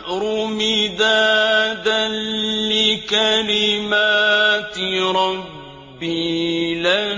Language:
Arabic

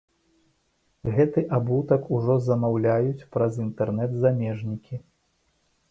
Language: Belarusian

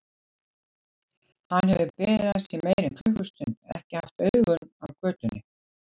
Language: Icelandic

